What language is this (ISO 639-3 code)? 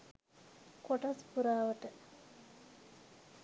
sin